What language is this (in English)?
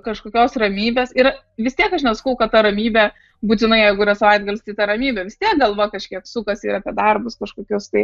Lithuanian